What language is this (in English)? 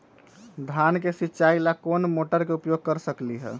Magahi